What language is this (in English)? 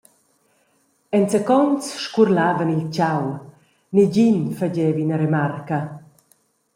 Romansh